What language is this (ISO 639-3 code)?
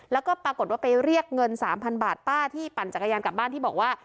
tha